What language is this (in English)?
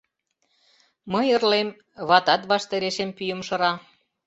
Mari